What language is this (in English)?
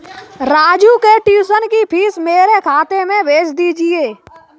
Hindi